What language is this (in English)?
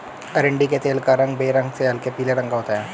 Hindi